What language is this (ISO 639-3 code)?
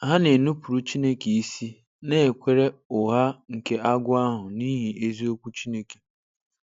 ibo